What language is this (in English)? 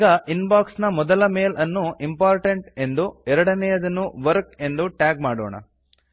Kannada